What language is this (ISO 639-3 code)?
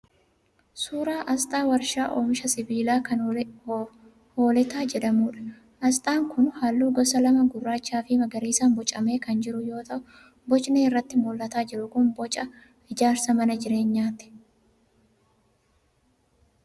orm